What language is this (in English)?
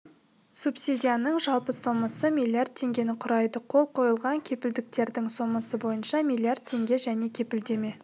Kazakh